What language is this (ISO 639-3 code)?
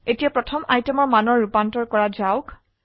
asm